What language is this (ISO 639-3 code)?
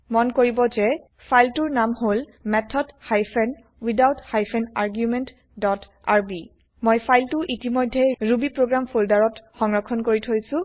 asm